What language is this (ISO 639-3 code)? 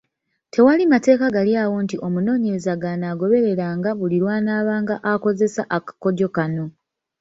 lug